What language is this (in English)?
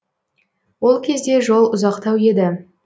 Kazakh